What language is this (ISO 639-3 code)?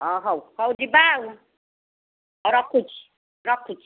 ori